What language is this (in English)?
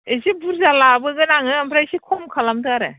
Bodo